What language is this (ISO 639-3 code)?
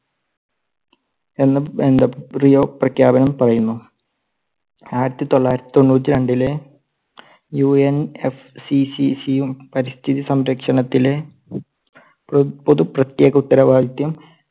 mal